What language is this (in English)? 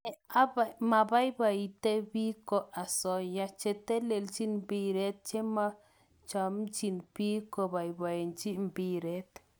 Kalenjin